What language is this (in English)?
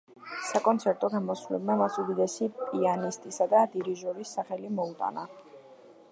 Georgian